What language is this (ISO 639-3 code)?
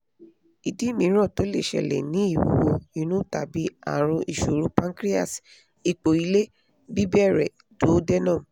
yor